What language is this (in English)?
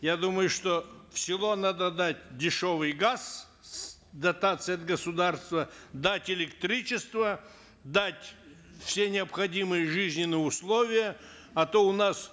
Kazakh